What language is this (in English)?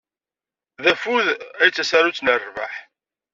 Kabyle